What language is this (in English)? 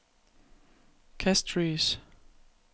Danish